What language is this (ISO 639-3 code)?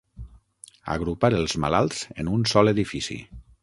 cat